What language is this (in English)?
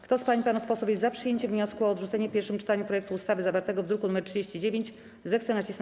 Polish